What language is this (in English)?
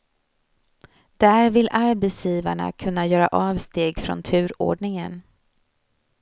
Swedish